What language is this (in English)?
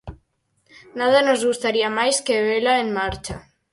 Galician